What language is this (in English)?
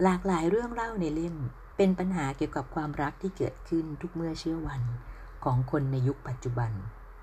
Thai